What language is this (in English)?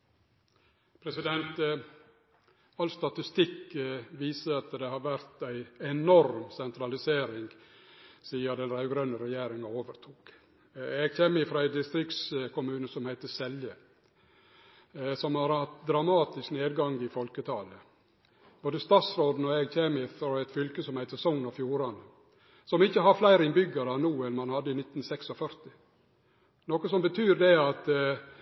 Norwegian